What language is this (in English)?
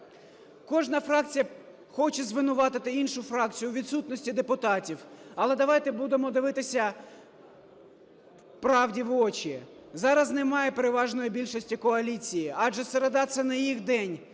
Ukrainian